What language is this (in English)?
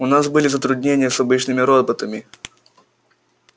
Russian